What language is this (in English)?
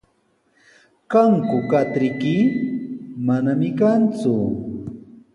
Sihuas Ancash Quechua